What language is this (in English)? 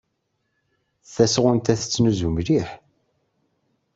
Kabyle